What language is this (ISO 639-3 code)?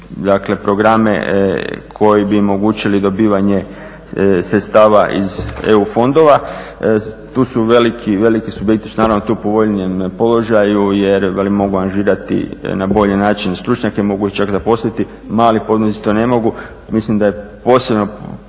hrv